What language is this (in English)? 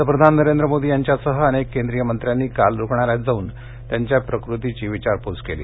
Marathi